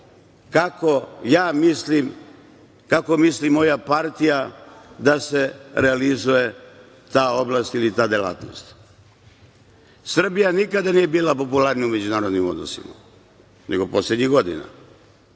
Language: Serbian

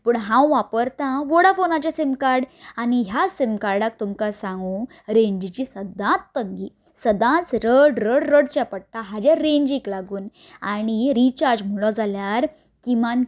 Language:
Konkani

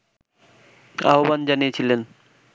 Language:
Bangla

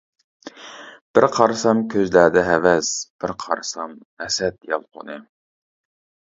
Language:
Uyghur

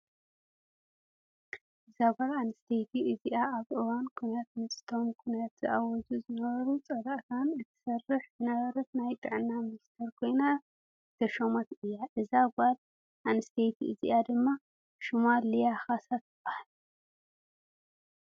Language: Tigrinya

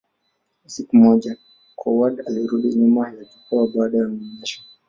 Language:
Swahili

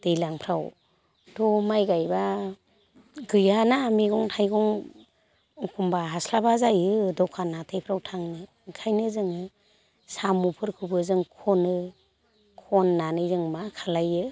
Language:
Bodo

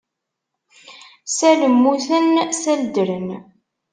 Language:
Kabyle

